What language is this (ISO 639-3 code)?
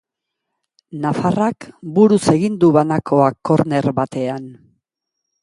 eus